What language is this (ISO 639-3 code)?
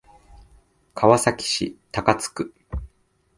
jpn